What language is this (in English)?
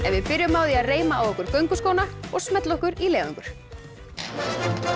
Icelandic